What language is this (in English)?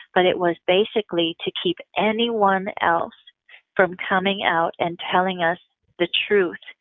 English